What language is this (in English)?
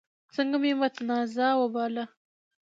Pashto